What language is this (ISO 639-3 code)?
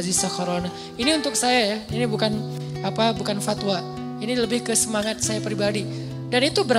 ind